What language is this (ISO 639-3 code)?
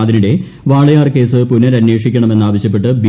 mal